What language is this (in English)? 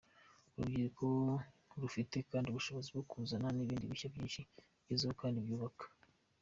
Kinyarwanda